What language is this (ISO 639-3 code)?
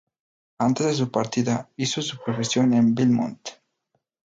spa